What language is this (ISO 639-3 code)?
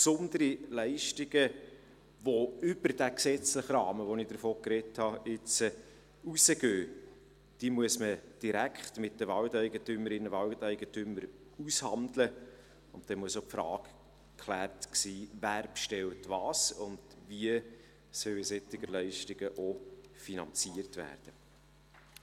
gsw